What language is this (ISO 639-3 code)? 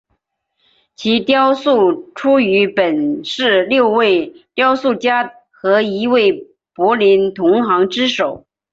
zho